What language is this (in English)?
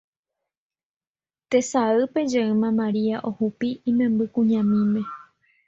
Guarani